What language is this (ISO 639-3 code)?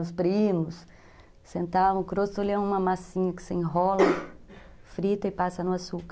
por